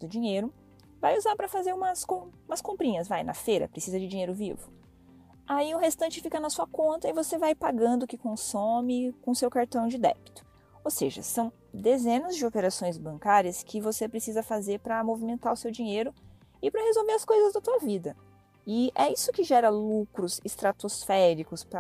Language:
Portuguese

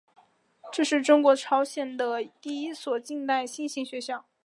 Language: Chinese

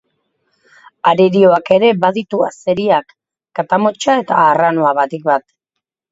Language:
Basque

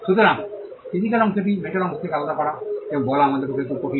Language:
Bangla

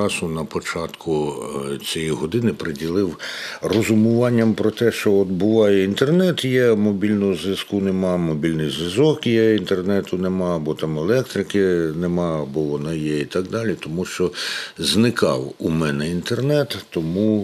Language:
Ukrainian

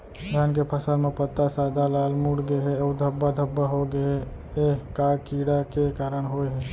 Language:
Chhattisgarhi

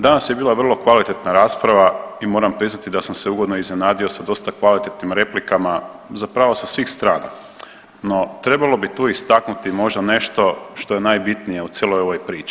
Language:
Croatian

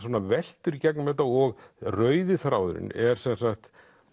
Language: Icelandic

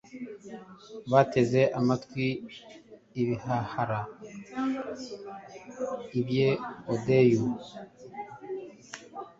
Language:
Kinyarwanda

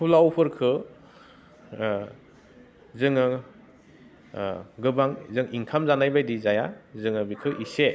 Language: Bodo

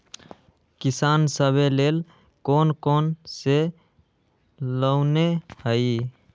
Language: Magahi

